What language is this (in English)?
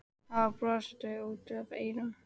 Icelandic